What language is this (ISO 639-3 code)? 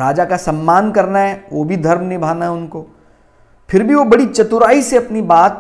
hin